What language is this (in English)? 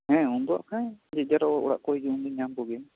Santali